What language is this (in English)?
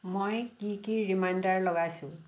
Assamese